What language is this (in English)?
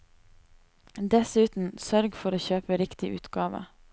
Norwegian